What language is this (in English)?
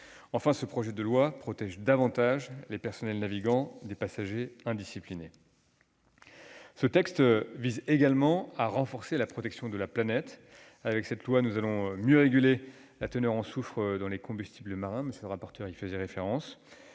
French